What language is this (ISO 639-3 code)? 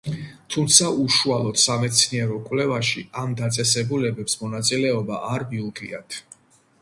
kat